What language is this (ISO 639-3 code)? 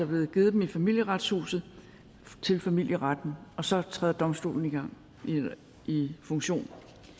dan